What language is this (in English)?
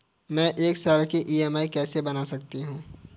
Hindi